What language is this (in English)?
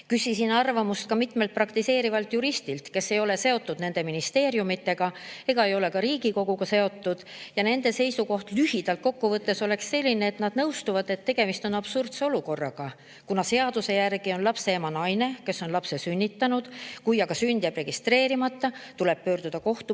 Estonian